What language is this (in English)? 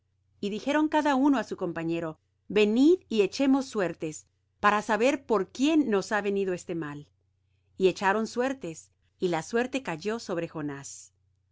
Spanish